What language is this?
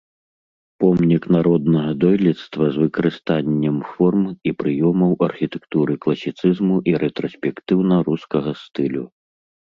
Belarusian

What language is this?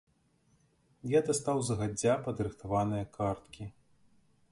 Belarusian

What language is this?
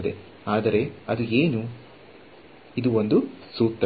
Kannada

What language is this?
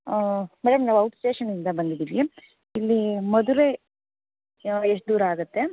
Kannada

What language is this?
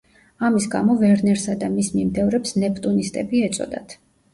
Georgian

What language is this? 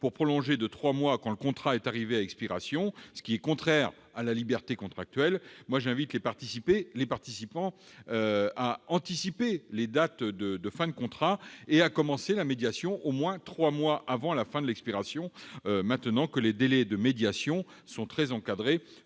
French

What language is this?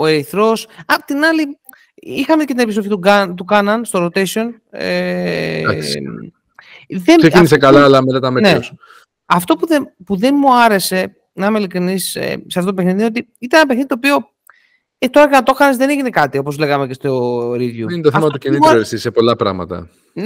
Greek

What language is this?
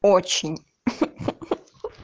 Russian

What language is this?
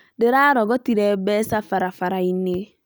Kikuyu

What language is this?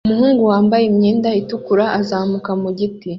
Kinyarwanda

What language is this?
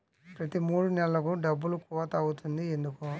Telugu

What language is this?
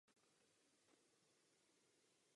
Czech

